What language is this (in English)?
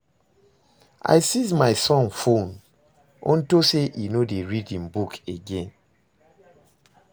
Nigerian Pidgin